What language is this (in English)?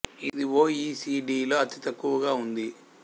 Telugu